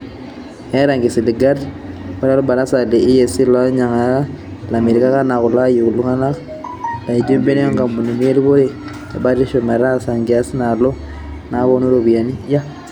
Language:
Masai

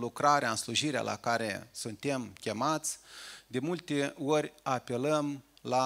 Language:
Romanian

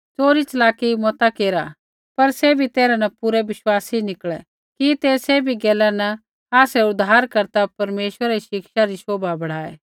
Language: Kullu Pahari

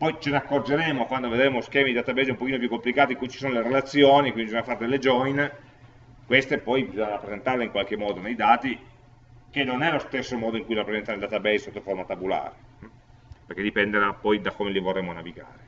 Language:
Italian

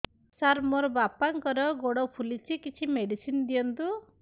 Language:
Odia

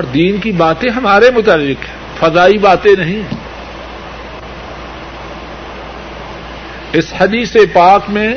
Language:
Urdu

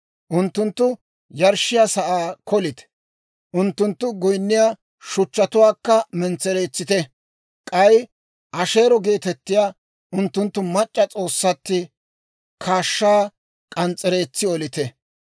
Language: Dawro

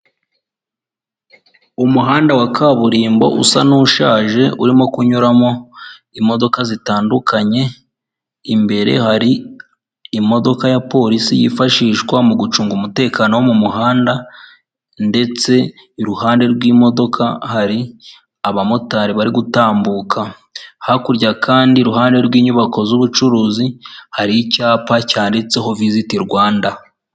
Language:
Kinyarwanda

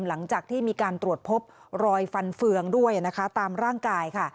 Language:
Thai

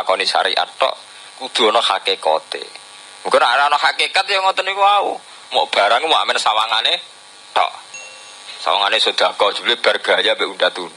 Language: Indonesian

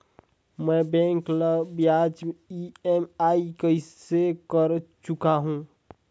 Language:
Chhattisgarhi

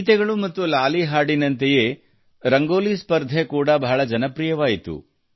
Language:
Kannada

